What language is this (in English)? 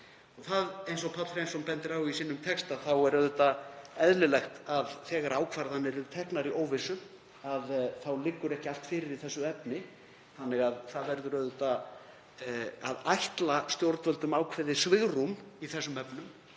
Icelandic